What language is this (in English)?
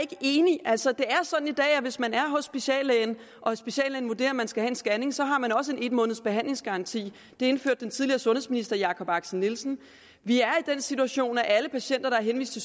Danish